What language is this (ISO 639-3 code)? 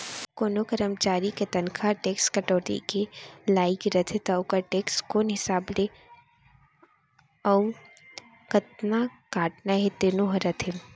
hne